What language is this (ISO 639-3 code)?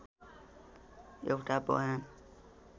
nep